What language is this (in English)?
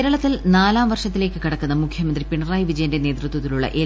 Malayalam